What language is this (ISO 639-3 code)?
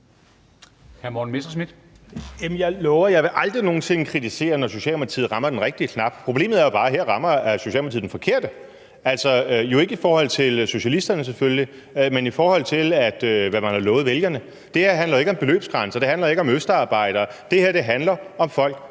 dan